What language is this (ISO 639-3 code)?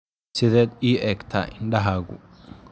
som